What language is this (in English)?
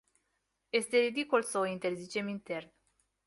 Romanian